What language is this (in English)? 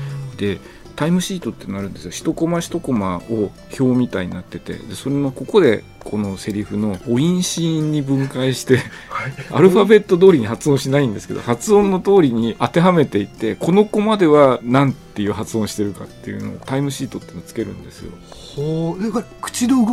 Japanese